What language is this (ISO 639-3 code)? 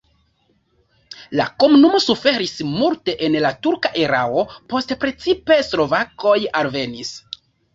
epo